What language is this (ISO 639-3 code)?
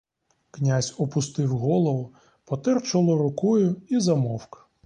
ukr